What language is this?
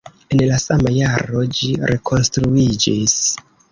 Esperanto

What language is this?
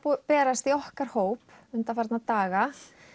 Icelandic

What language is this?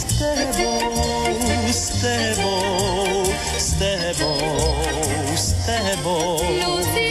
Slovak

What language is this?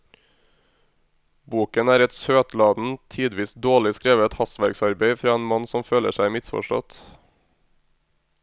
Norwegian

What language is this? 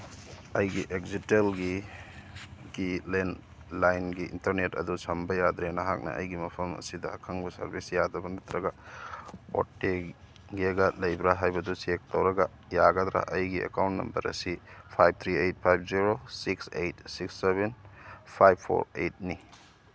Manipuri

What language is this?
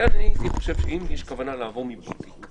Hebrew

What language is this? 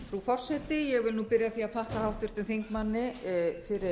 Icelandic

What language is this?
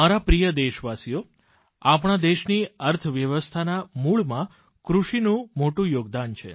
Gujarati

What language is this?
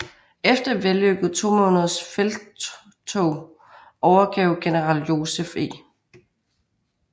Danish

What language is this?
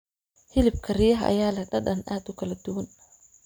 Somali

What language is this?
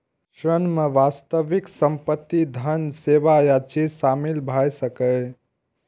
Maithili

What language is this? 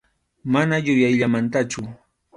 Arequipa-La Unión Quechua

